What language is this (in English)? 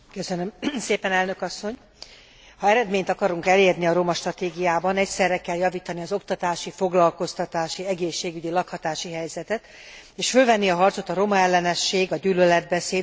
Hungarian